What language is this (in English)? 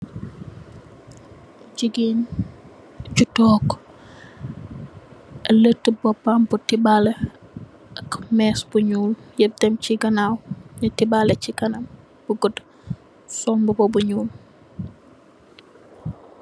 Wolof